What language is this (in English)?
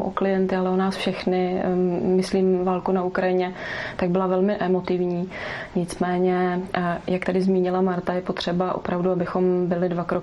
Czech